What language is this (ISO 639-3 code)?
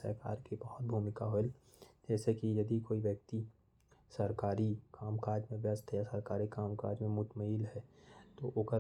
kfp